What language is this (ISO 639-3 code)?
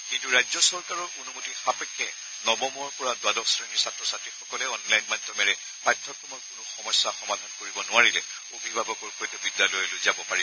asm